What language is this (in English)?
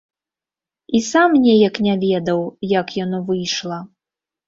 Belarusian